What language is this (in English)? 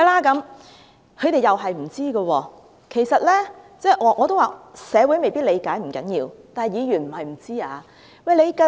Cantonese